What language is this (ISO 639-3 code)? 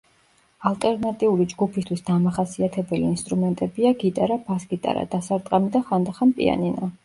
kat